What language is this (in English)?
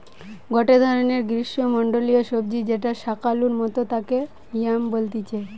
Bangla